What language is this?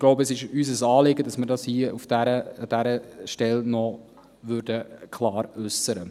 Swiss German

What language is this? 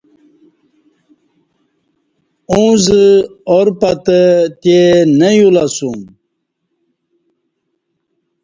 Kati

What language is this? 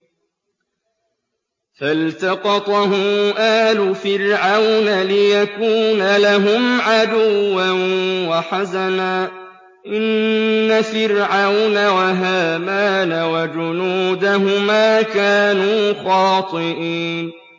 Arabic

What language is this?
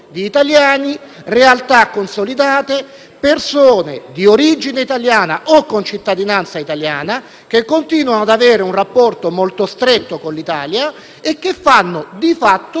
Italian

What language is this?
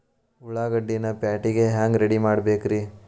Kannada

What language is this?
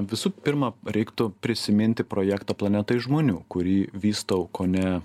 Lithuanian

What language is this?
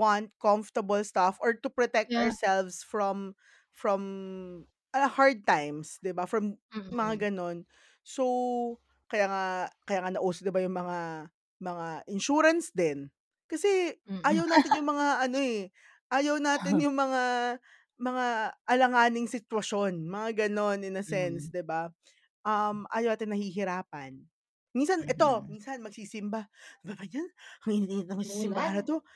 Filipino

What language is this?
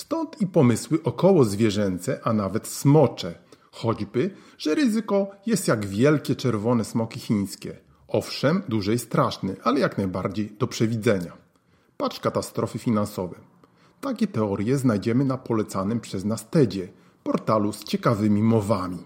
Polish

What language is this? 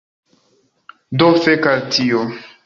Esperanto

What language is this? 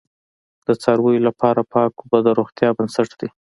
Pashto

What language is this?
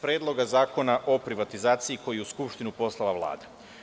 Serbian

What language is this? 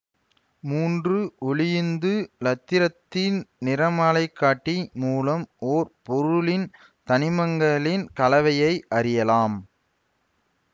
Tamil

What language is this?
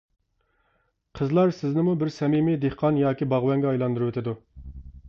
Uyghur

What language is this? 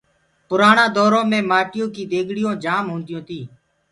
Gurgula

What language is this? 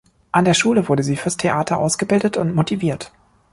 German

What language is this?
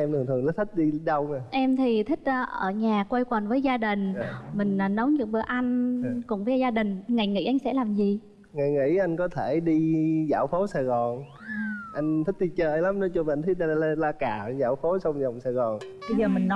Vietnamese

